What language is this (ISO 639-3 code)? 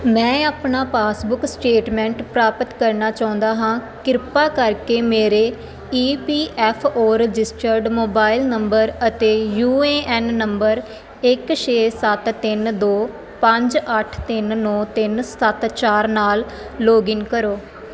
pan